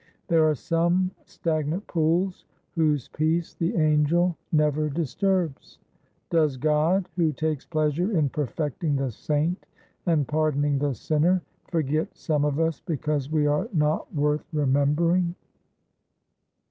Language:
English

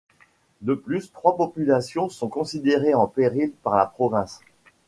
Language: French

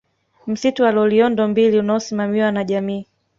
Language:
Swahili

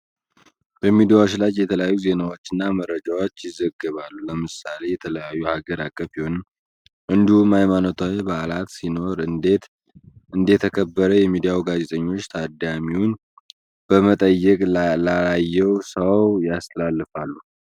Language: Amharic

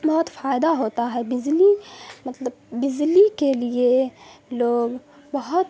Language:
Urdu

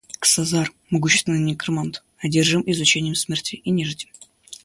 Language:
Russian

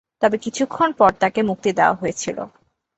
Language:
Bangla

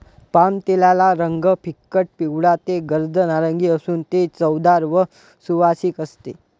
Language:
Marathi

